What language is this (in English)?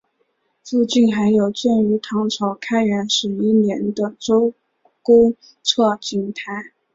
Chinese